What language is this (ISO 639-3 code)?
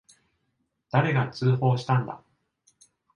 jpn